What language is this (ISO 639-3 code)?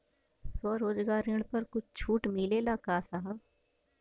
bho